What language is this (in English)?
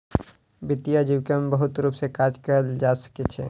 Maithili